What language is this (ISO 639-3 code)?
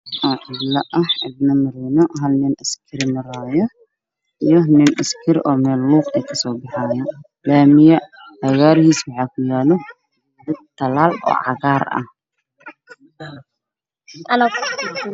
som